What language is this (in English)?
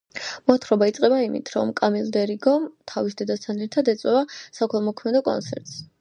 Georgian